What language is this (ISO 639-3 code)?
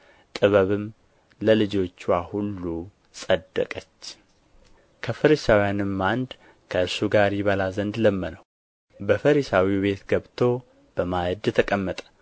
amh